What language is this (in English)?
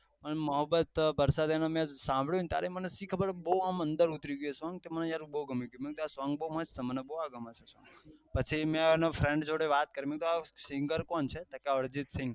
Gujarati